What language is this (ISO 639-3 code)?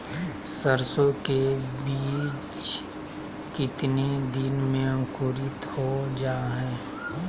mag